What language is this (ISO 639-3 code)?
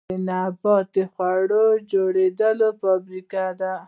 pus